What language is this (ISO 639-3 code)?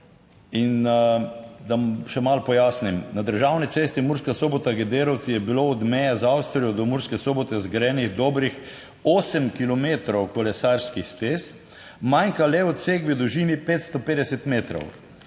slv